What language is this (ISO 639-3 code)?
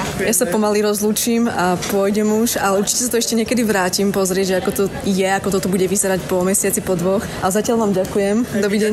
slk